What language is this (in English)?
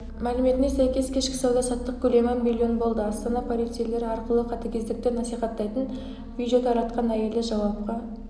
Kazakh